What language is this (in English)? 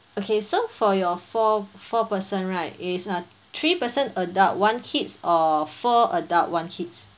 English